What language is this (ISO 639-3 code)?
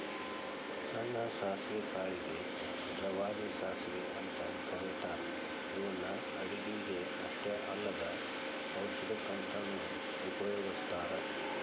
kan